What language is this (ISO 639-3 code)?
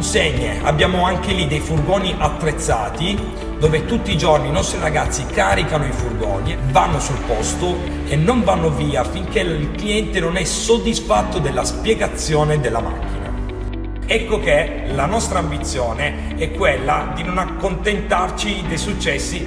ita